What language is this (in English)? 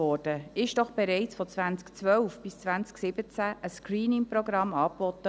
Swiss German